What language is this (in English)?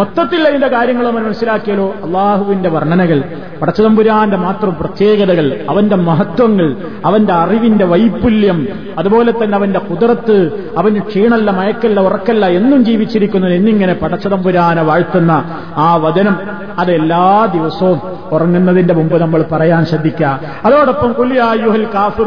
Malayalam